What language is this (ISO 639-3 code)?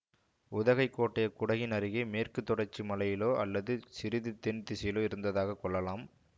tam